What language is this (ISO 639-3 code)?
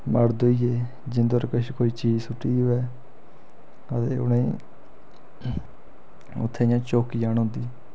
doi